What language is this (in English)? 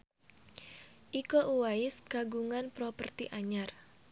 Sundanese